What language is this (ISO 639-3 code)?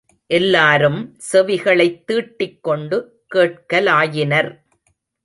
tam